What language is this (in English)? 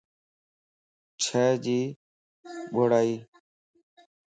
Lasi